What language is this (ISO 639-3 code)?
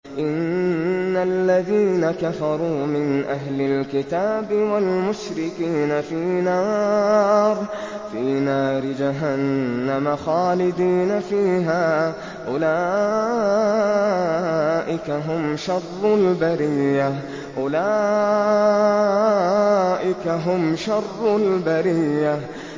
ara